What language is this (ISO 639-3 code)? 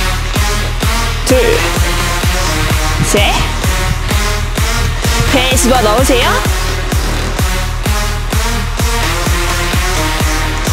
kor